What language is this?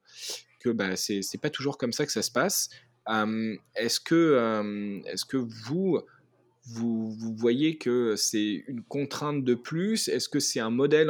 French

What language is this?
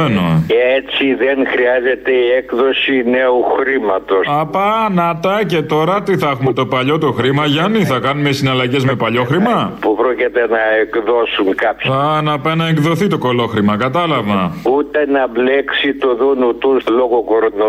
Greek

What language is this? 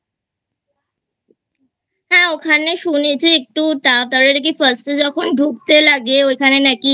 Bangla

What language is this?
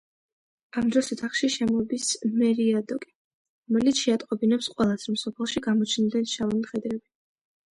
Georgian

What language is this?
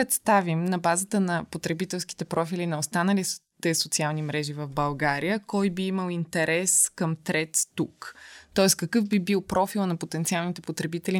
Bulgarian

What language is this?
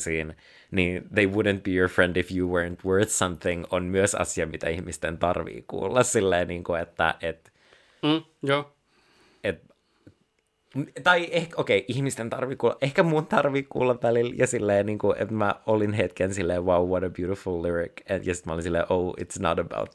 Finnish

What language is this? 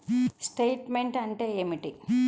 Telugu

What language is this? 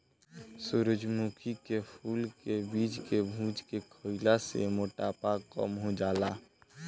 Bhojpuri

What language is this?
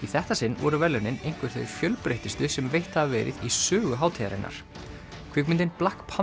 Icelandic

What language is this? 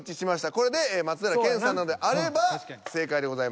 Japanese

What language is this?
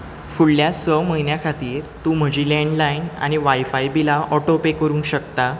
Konkani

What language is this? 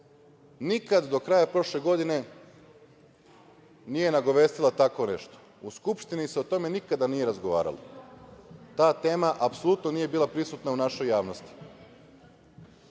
Serbian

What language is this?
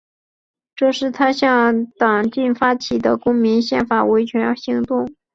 Chinese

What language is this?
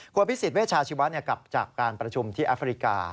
Thai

